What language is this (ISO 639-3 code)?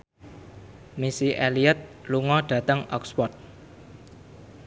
jav